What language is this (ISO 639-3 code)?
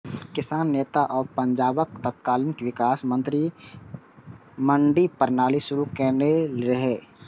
mai